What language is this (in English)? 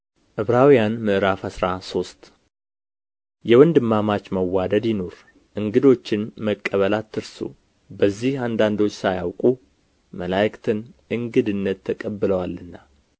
Amharic